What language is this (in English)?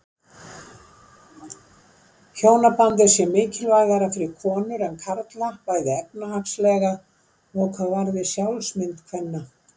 Icelandic